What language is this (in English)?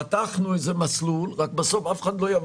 Hebrew